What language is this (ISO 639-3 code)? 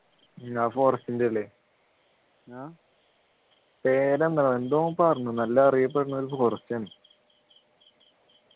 mal